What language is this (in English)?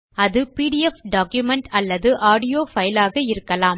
Tamil